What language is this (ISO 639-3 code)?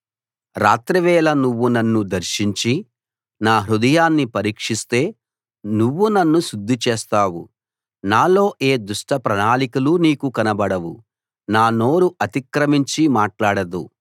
tel